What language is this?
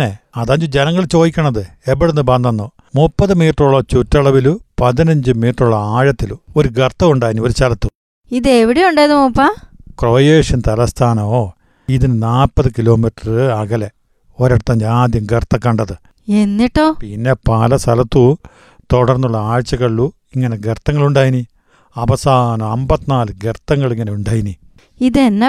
Malayalam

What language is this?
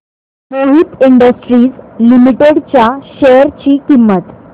Marathi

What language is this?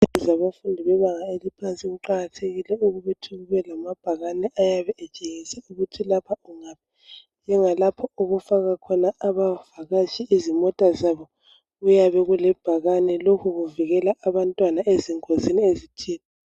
North Ndebele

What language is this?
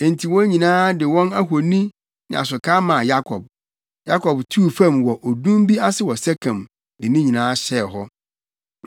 Akan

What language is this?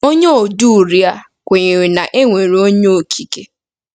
Igbo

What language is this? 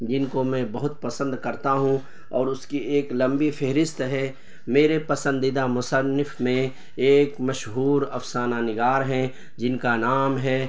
Urdu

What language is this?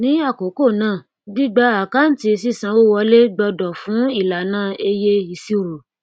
Yoruba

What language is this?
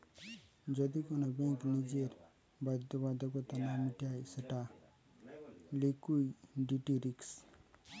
Bangla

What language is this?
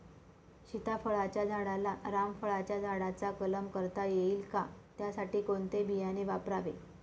Marathi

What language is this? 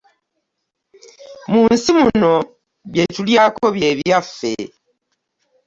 Ganda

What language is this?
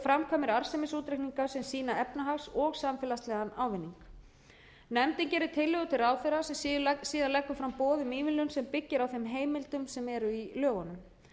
Icelandic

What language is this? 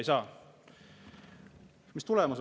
Estonian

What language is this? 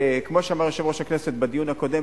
Hebrew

